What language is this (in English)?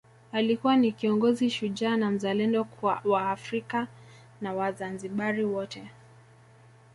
Swahili